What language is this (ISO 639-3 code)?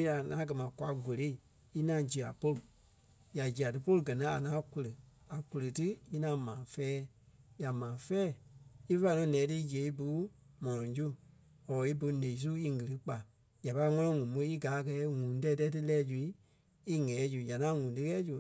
kpe